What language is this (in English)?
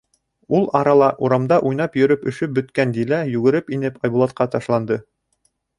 Bashkir